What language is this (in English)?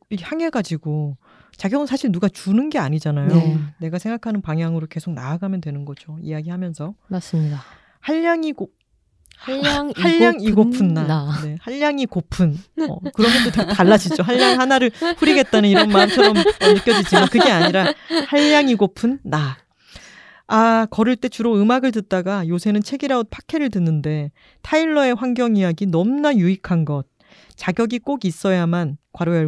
Korean